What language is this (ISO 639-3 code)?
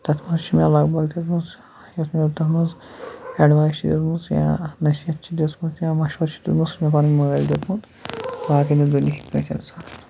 kas